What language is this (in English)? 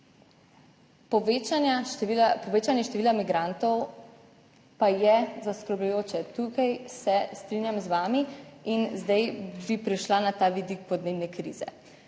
Slovenian